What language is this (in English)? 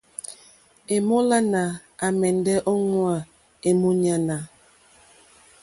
Mokpwe